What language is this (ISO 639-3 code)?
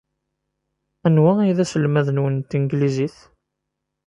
kab